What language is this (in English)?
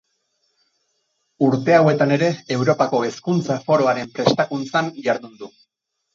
Basque